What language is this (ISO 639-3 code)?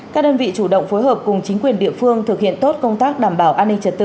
vie